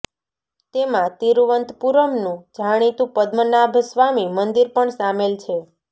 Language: Gujarati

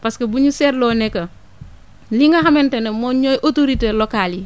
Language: Wolof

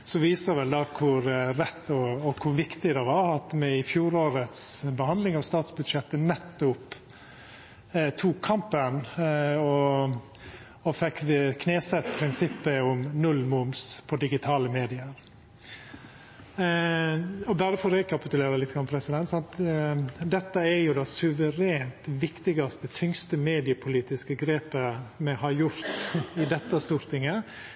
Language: Norwegian Nynorsk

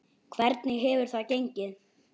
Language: Icelandic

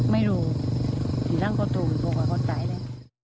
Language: Thai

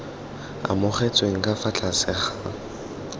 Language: Tswana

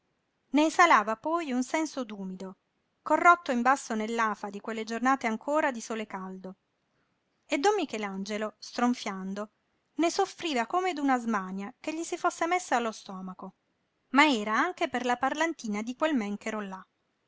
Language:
Italian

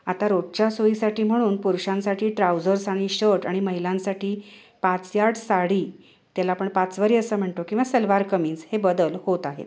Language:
Marathi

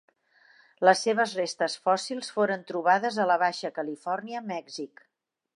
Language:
Catalan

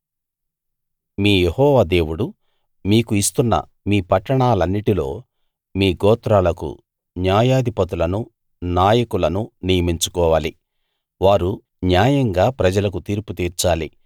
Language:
Telugu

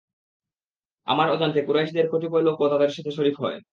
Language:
Bangla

